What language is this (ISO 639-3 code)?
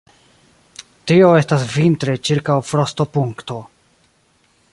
epo